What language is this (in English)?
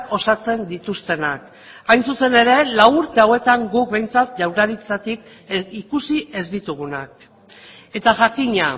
Basque